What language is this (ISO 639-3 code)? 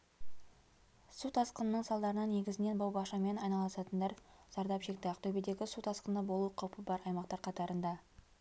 kaz